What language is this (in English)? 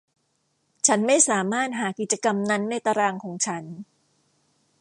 Thai